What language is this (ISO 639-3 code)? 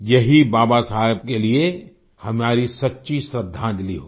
hin